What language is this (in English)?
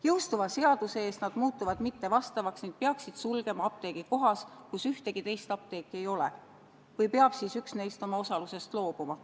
Estonian